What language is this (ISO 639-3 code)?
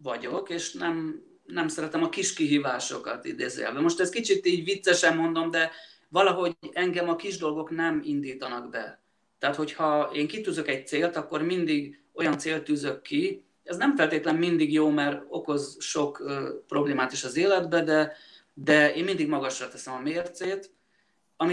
hun